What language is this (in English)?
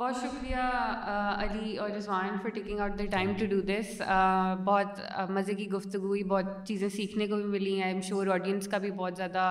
Urdu